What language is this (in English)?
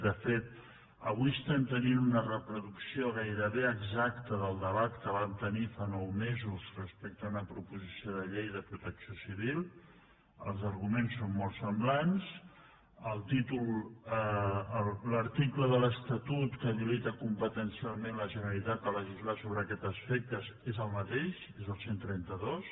Catalan